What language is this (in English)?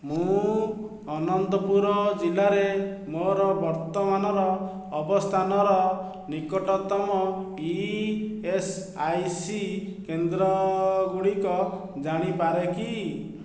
Odia